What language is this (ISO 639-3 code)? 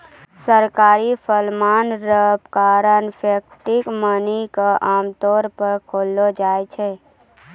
mai